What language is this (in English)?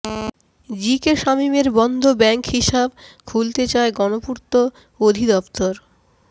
Bangla